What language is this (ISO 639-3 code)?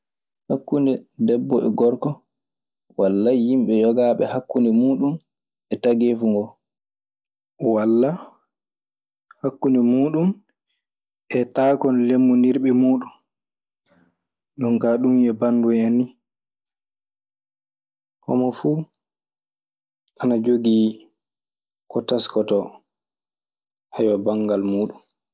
ffm